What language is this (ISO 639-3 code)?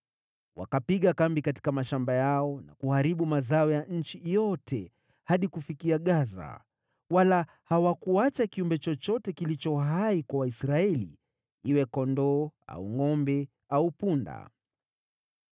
swa